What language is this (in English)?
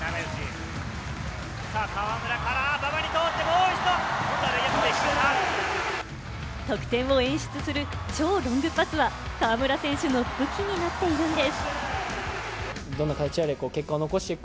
Japanese